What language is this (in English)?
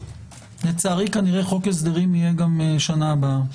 Hebrew